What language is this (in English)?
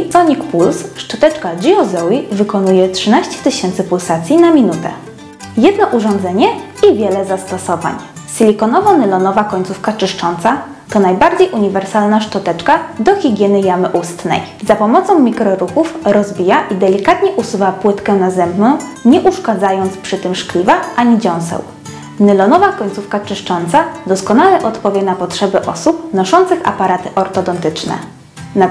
Polish